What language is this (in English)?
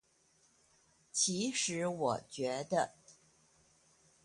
Chinese